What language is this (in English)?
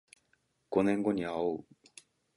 Japanese